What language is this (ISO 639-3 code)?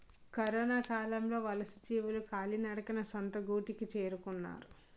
tel